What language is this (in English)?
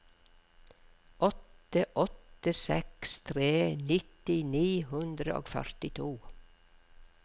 Norwegian